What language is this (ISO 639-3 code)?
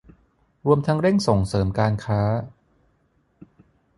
tha